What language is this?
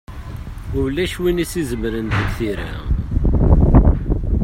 Kabyle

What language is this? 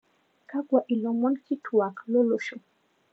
Masai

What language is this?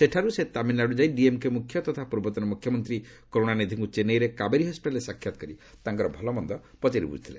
Odia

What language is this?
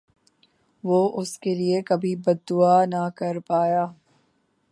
Urdu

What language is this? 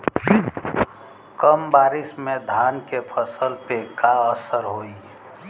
Bhojpuri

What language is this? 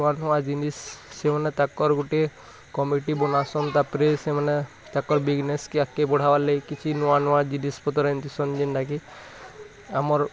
Odia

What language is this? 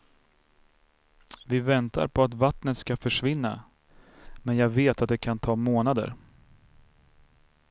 Swedish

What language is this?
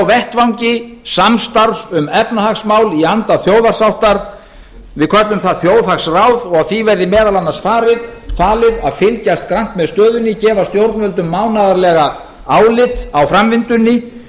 Icelandic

